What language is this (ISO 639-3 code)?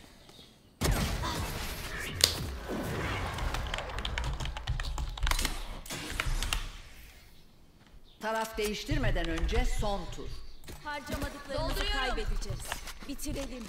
tur